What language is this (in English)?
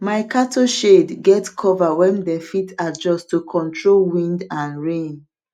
Nigerian Pidgin